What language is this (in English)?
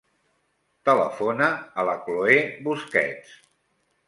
Catalan